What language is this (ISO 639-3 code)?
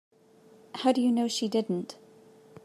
eng